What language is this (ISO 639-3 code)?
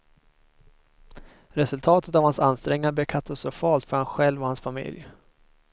swe